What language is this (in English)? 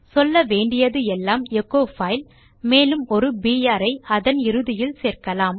Tamil